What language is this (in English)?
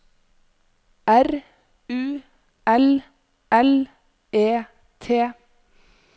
Norwegian